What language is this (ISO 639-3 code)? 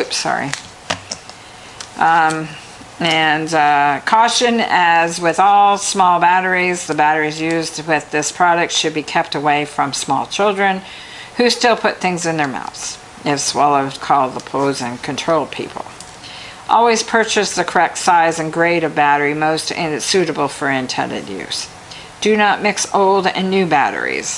eng